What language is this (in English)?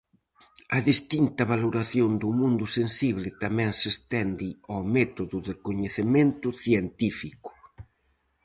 Galician